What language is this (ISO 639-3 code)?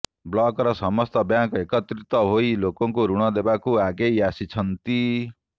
ori